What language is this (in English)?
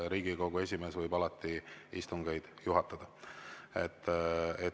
Estonian